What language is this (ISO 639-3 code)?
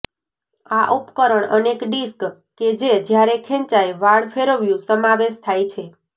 guj